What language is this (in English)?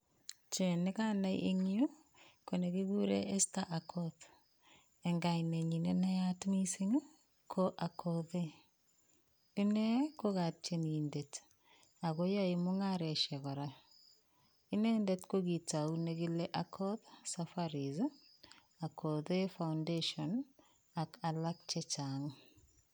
Kalenjin